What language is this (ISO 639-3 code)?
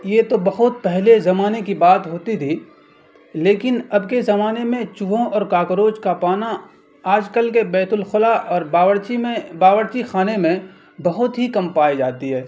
urd